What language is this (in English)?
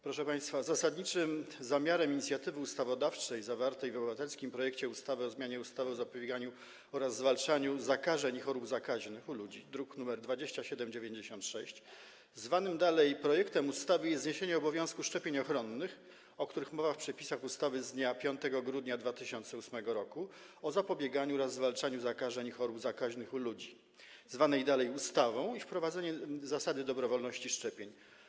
Polish